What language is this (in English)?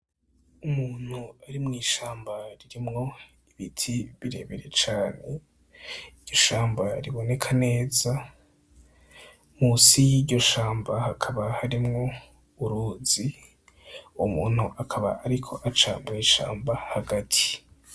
Rundi